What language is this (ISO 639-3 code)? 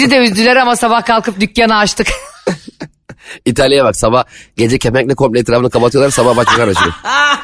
tur